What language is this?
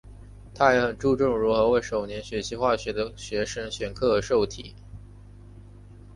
Chinese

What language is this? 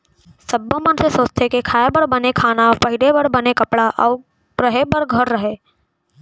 Chhattisgarhi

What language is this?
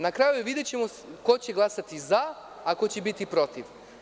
Serbian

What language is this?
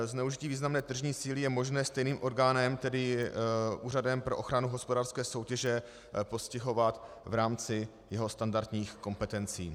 Czech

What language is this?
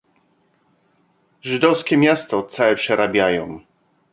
Polish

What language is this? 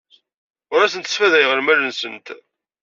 Kabyle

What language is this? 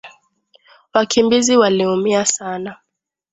Swahili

